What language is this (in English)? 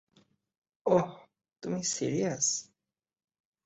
Bangla